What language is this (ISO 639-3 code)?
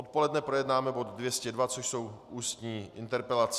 ces